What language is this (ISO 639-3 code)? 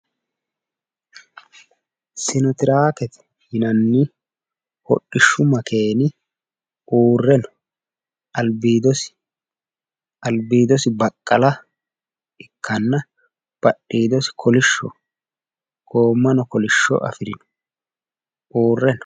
sid